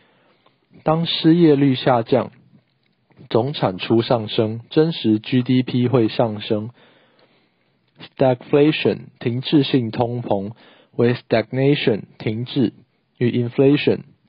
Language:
Chinese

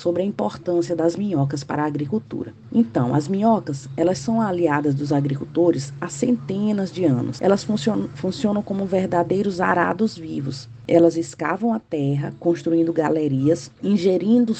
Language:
Portuguese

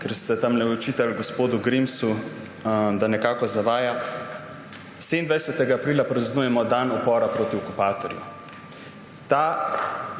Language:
Slovenian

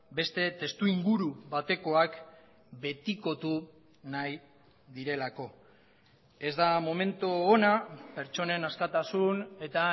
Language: Basque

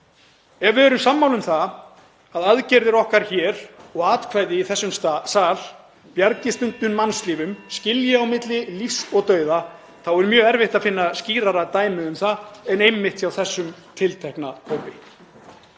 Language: Icelandic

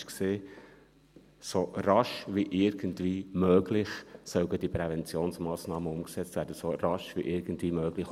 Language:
Swiss German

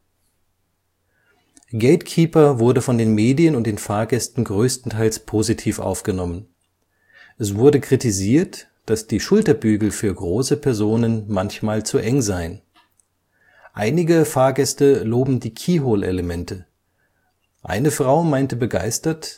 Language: German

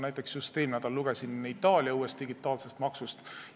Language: Estonian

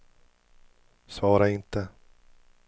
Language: Swedish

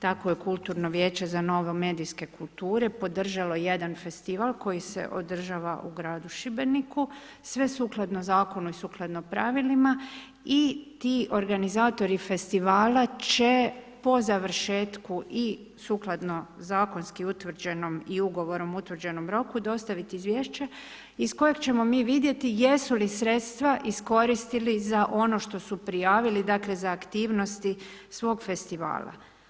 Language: Croatian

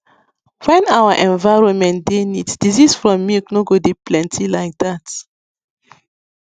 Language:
Nigerian Pidgin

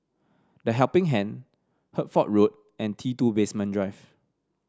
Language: English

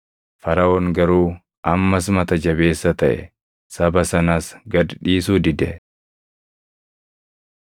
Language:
Oromo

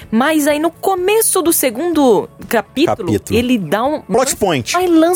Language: Portuguese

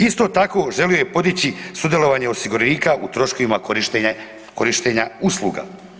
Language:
Croatian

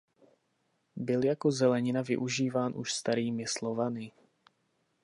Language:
Czech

